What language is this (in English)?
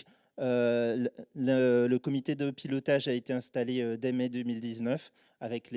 French